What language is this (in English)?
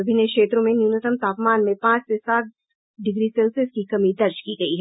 Hindi